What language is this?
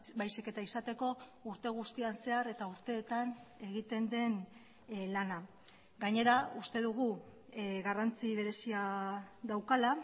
Basque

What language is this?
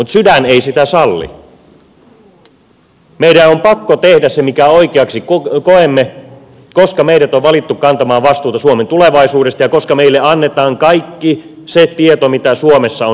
Finnish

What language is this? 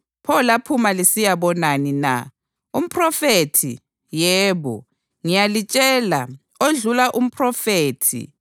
North Ndebele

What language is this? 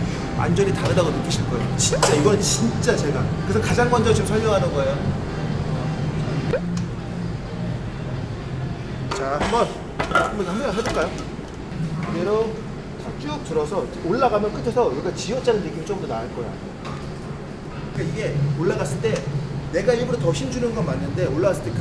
Korean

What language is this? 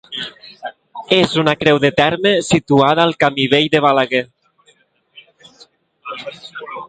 Catalan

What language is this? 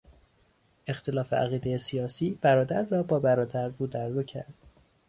Persian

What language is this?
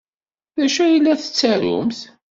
Kabyle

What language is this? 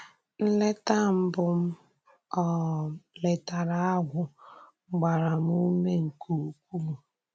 Igbo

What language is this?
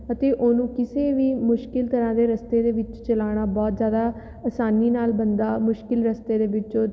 Punjabi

